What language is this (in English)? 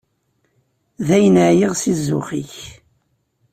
Kabyle